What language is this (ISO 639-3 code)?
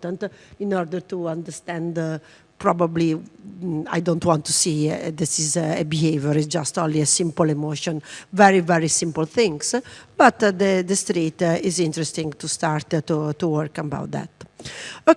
eng